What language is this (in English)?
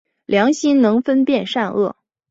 Chinese